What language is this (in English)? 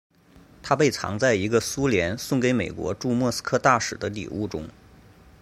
Chinese